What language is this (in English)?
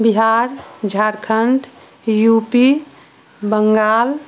Maithili